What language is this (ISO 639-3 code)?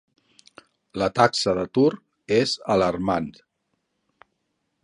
cat